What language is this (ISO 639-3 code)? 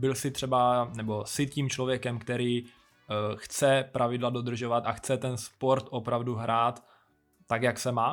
ces